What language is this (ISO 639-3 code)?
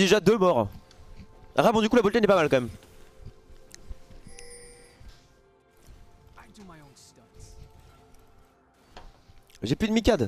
fra